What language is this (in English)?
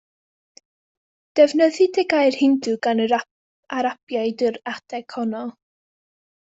Welsh